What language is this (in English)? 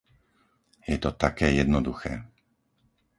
Slovak